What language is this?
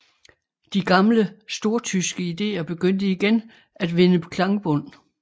Danish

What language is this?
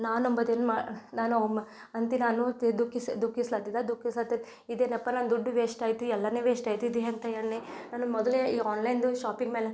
Kannada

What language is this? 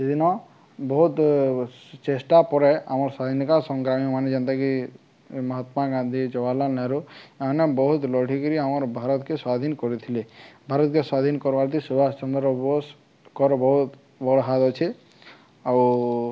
Odia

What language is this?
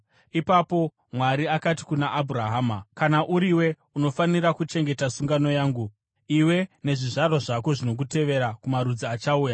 Shona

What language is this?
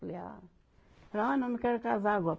Portuguese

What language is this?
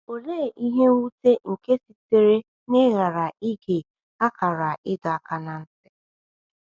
Igbo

